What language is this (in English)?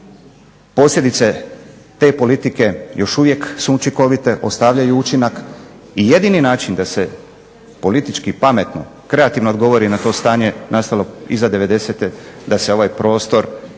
Croatian